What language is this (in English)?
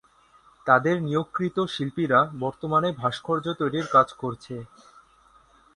Bangla